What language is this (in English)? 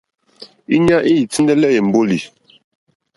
Mokpwe